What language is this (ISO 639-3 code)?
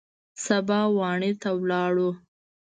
pus